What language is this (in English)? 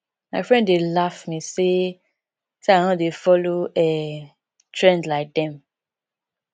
Nigerian Pidgin